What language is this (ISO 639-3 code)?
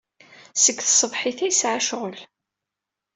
kab